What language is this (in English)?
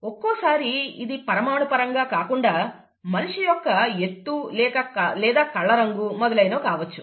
Telugu